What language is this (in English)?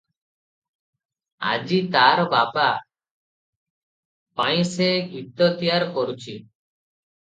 Odia